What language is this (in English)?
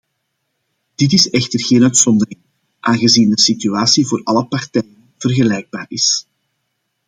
Dutch